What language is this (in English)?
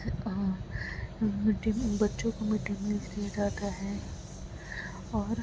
Urdu